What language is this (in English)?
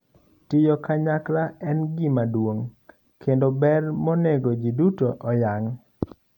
Luo (Kenya and Tanzania)